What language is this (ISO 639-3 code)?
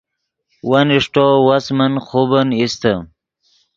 ydg